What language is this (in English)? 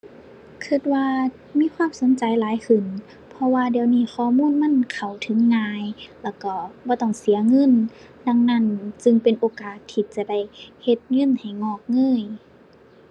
Thai